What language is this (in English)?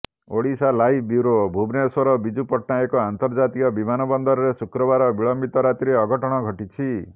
Odia